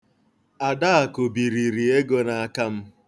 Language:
Igbo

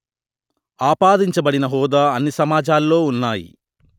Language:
Telugu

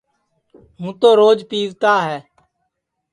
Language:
Sansi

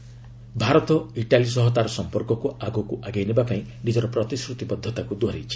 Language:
Odia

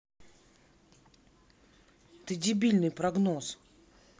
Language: Russian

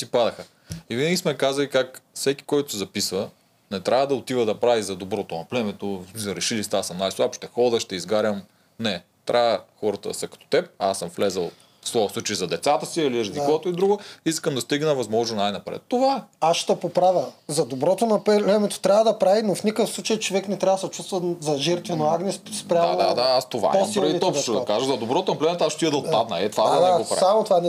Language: Bulgarian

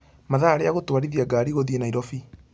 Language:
Kikuyu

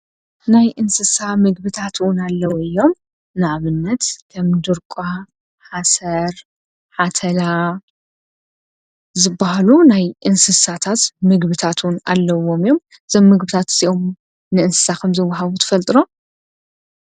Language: Tigrinya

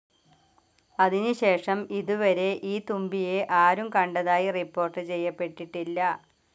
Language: Malayalam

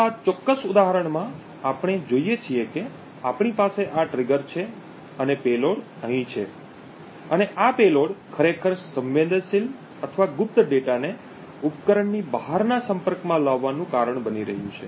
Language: Gujarati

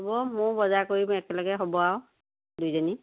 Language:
Assamese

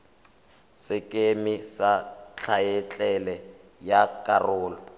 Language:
Tswana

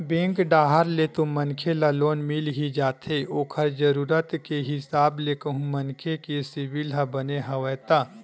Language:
Chhattisgarhi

